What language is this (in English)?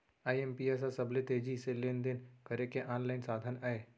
Chhattisgarhi